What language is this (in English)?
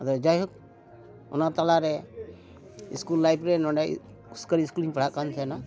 Santali